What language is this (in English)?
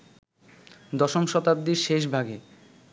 Bangla